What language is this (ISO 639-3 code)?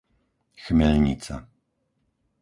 slk